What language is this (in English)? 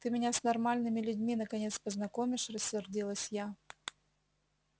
Russian